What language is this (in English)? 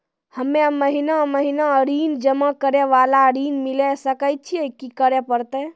Maithili